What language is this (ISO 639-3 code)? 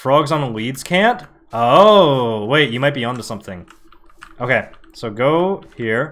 eng